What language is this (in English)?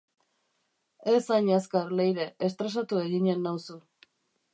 Basque